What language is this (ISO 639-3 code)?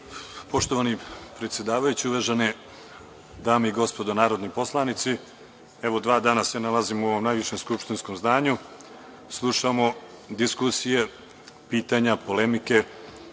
srp